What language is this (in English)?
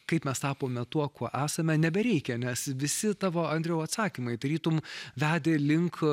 Lithuanian